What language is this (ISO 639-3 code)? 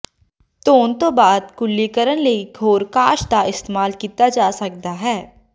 pan